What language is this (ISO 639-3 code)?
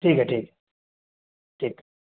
urd